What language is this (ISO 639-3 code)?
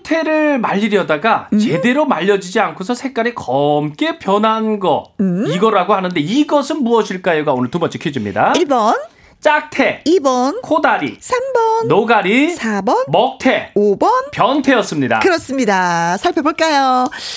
kor